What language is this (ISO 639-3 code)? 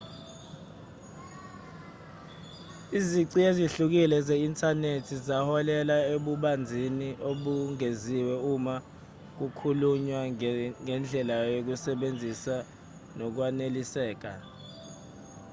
zul